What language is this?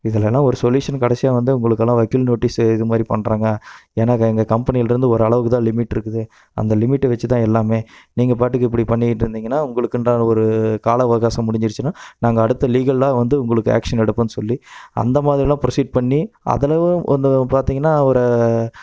Tamil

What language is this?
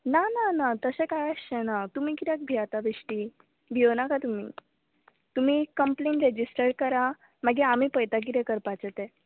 Konkani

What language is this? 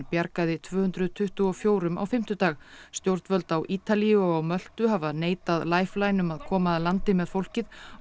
Icelandic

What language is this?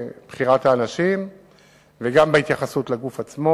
Hebrew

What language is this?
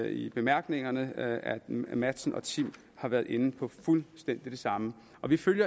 Danish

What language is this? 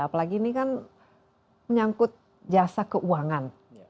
Indonesian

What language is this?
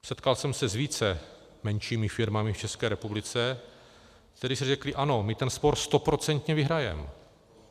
Czech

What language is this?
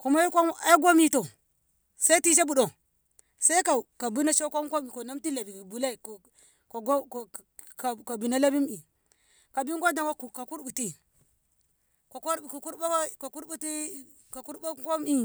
Ngamo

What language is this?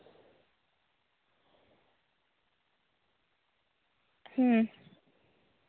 Santali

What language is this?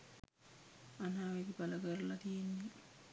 Sinhala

